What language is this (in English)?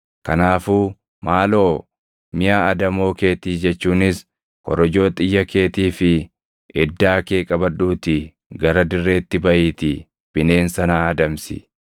Oromo